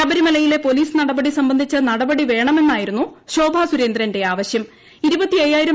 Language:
Malayalam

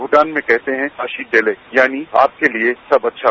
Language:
Hindi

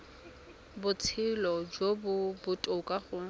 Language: Tswana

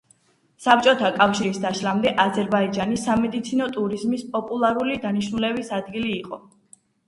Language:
Georgian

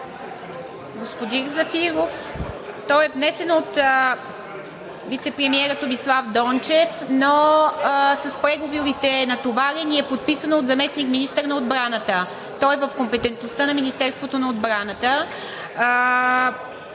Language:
Bulgarian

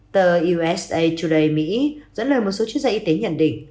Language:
Vietnamese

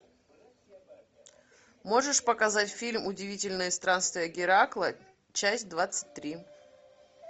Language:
Russian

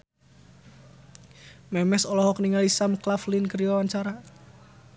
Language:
Sundanese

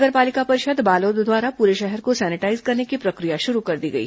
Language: Hindi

